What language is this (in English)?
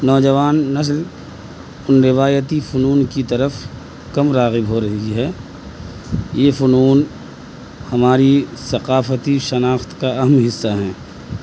Urdu